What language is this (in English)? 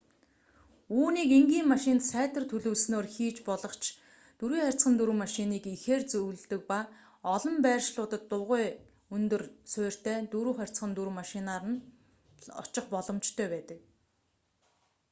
Mongolian